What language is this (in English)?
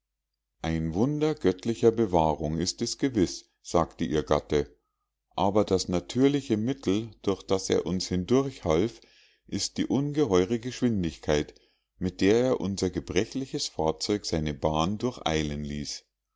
German